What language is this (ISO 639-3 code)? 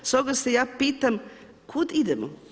hrv